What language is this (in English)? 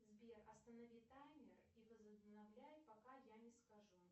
Russian